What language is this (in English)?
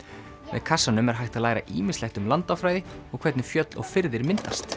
Icelandic